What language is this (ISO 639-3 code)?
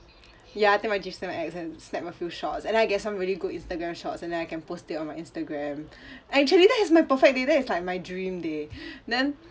eng